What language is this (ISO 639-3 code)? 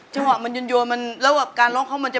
tha